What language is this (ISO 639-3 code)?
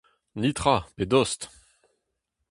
bre